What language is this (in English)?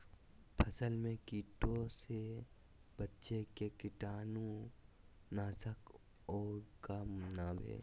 Magahi